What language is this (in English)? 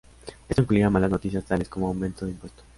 Spanish